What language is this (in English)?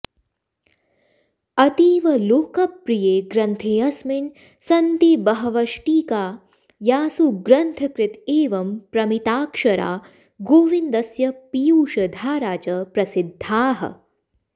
Sanskrit